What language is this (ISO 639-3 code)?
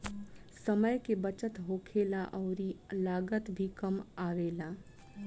bho